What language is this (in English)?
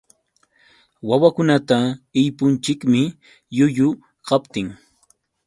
Yauyos Quechua